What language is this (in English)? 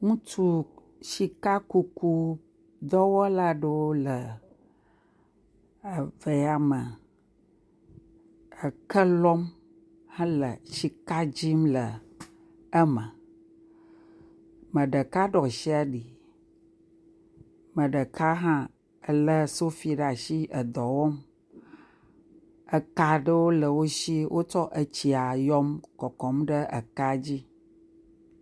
Ewe